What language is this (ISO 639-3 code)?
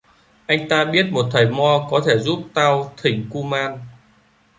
vie